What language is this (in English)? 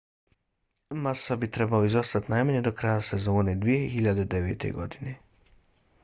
Bosnian